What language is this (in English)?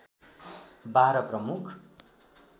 Nepali